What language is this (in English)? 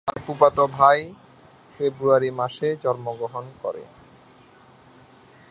Bangla